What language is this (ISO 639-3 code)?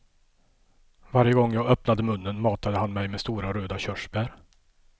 swe